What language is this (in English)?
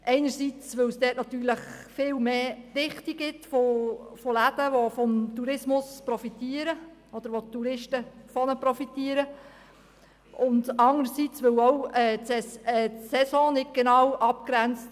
Swiss German